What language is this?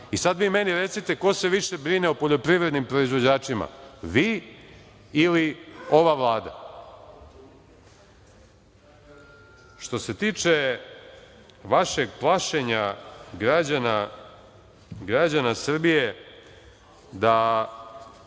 Serbian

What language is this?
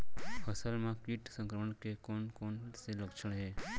Chhattisgarhi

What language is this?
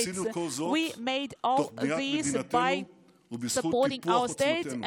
Hebrew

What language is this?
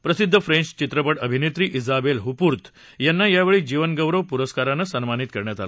Marathi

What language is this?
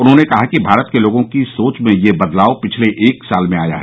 Hindi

